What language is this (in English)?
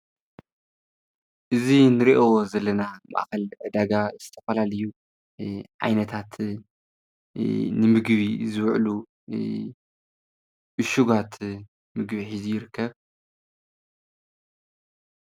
Tigrinya